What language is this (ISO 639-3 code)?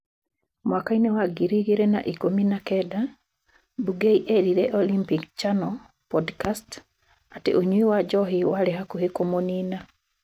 kik